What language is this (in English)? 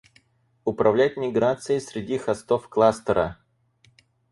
Russian